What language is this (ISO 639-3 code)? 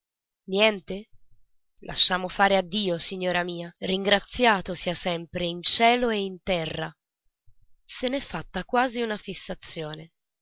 ita